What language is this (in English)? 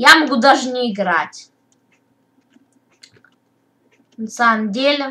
Russian